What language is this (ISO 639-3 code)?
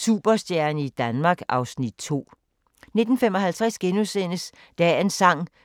dan